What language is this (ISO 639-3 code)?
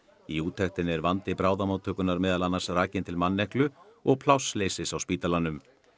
isl